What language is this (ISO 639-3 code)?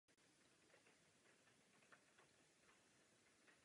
ces